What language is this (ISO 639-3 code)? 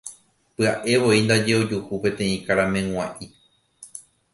grn